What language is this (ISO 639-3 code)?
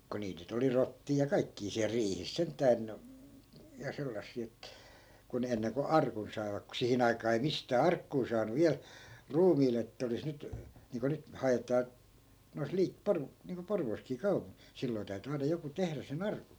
fin